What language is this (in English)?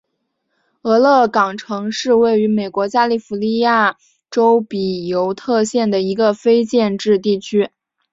Chinese